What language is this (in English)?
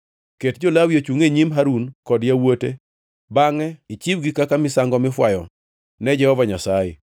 Luo (Kenya and Tanzania)